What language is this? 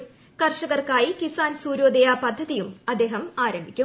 Malayalam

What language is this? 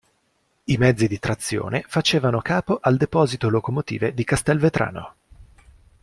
Italian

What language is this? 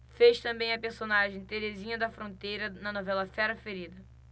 Portuguese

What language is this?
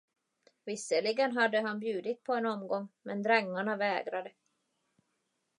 Swedish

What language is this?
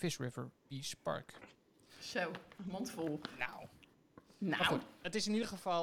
Dutch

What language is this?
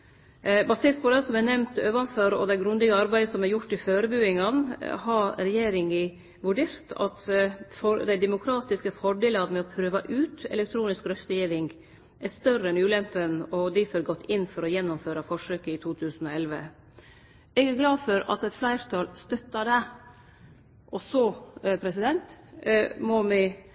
Norwegian Nynorsk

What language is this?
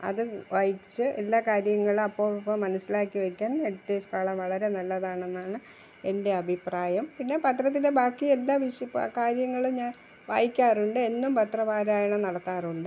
Malayalam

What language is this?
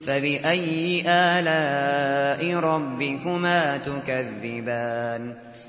Arabic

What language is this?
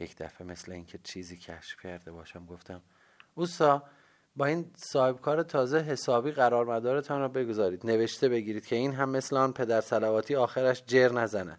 Persian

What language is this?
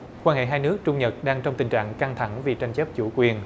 Vietnamese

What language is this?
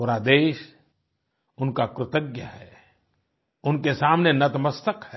Hindi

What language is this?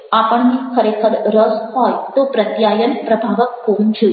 Gujarati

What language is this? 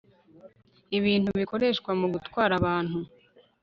Kinyarwanda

